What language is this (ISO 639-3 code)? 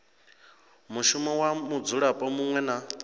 ven